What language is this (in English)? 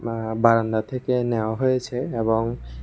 Bangla